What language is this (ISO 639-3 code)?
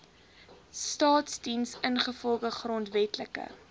afr